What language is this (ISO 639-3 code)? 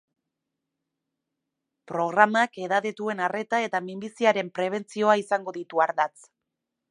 eus